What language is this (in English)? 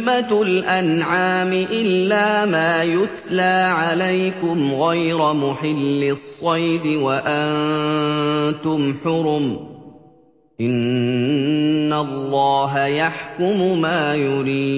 Arabic